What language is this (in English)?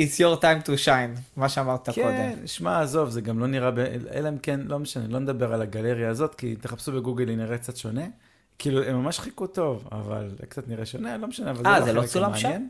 Hebrew